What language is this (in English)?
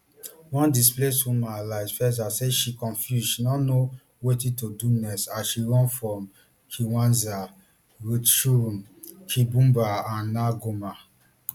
Nigerian Pidgin